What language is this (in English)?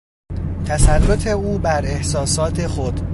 Persian